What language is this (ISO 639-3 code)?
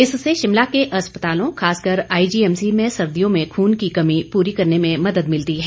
hin